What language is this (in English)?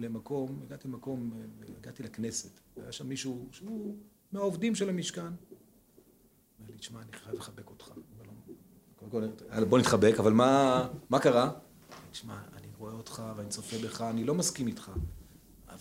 Hebrew